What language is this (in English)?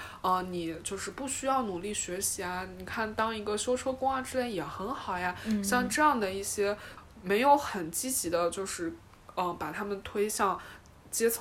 Chinese